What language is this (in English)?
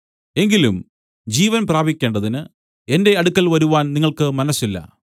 Malayalam